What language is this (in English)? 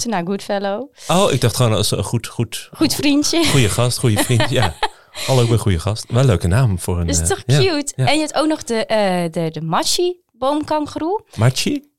Dutch